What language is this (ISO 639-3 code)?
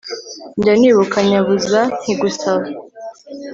kin